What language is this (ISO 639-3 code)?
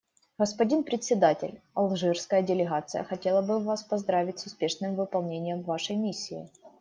rus